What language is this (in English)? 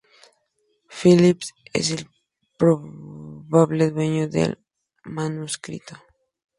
Spanish